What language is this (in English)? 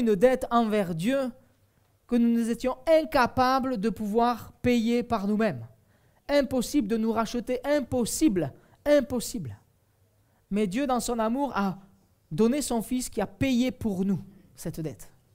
French